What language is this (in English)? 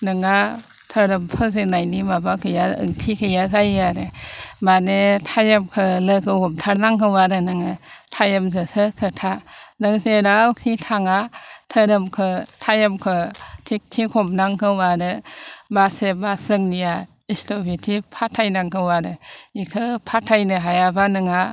Bodo